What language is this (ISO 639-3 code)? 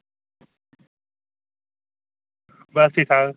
doi